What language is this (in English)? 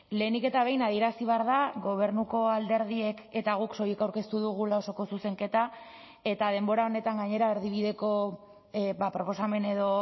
Basque